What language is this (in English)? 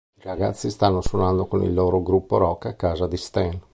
Italian